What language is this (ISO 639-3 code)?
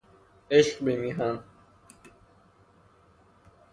fas